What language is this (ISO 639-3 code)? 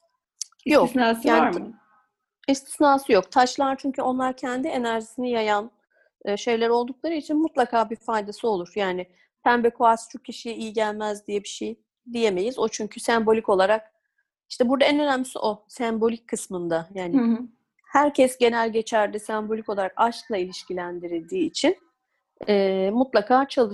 tur